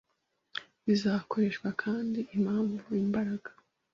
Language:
Kinyarwanda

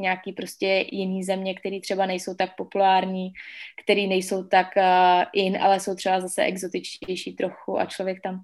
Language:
Czech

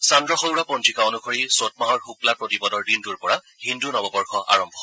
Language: Assamese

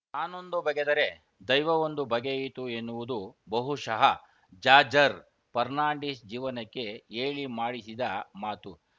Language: Kannada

